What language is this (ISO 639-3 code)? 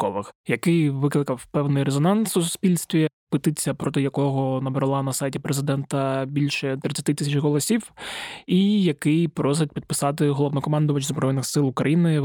ukr